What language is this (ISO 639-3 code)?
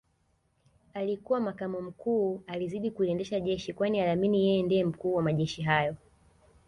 swa